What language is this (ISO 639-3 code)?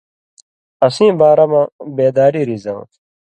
mvy